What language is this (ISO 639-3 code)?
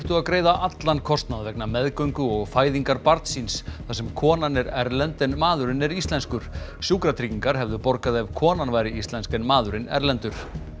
isl